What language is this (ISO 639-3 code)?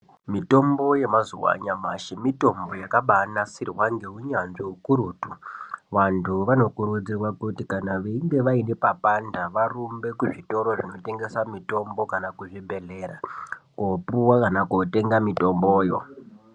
ndc